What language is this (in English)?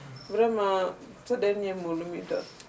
Wolof